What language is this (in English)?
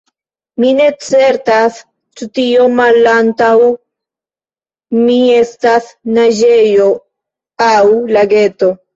Esperanto